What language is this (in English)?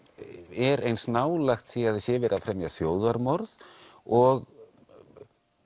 Icelandic